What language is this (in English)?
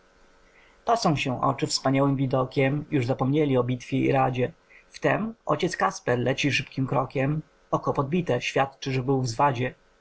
Polish